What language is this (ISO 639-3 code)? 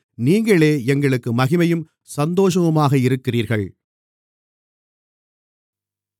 tam